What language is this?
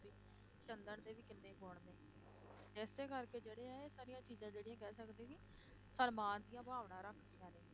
Punjabi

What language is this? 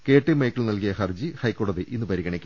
Malayalam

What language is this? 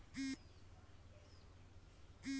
Magahi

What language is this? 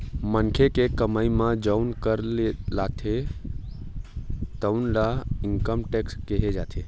Chhattisgarhi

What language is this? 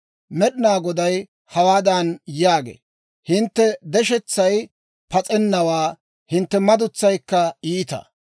Dawro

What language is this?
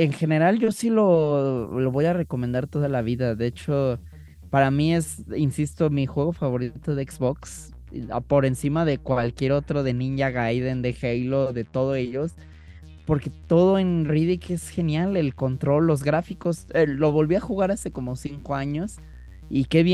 Spanish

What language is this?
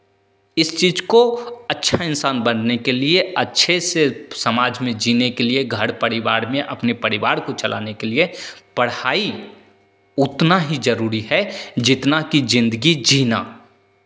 Hindi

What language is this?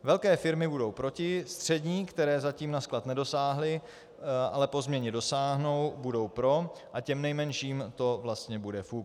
Czech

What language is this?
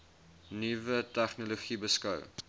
Afrikaans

